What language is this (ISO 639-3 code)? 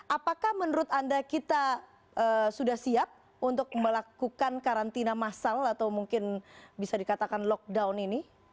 ind